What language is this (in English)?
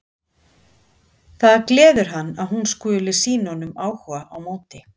Icelandic